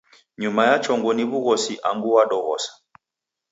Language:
Taita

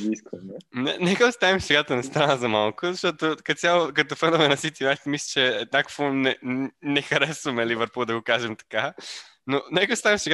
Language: Bulgarian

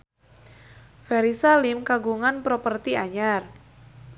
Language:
Sundanese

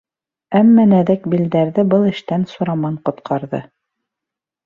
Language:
Bashkir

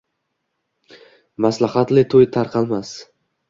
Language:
Uzbek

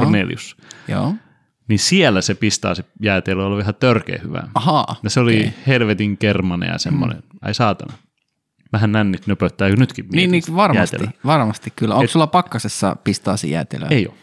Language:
Finnish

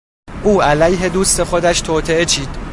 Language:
Persian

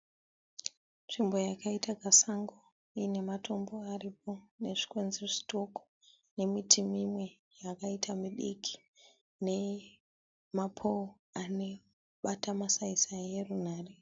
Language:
Shona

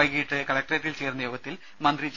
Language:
Malayalam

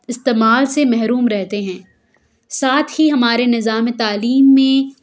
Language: Urdu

